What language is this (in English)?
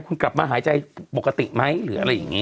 Thai